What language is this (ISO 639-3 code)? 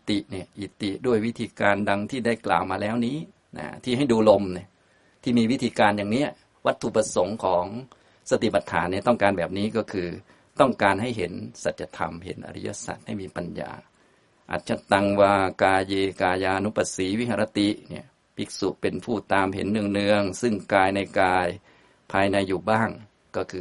tha